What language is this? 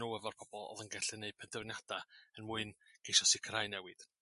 Welsh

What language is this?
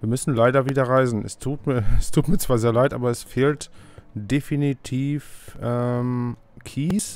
German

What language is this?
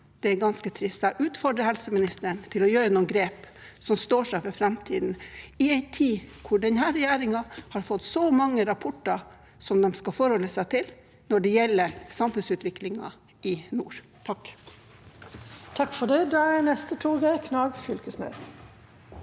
Norwegian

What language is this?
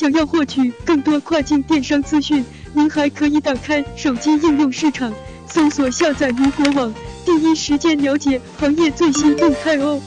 Chinese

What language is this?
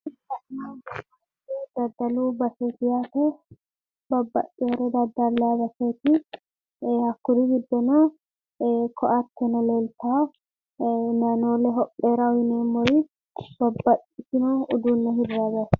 Sidamo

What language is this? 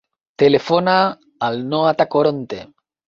Catalan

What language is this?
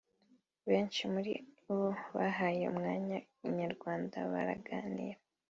Kinyarwanda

